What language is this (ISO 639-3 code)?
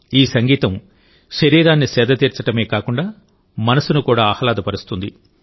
tel